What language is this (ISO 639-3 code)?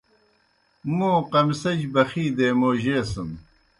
plk